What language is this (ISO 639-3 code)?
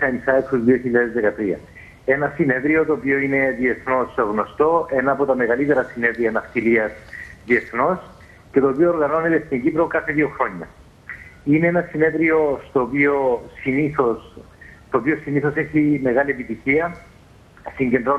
ell